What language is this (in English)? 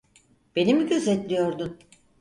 Turkish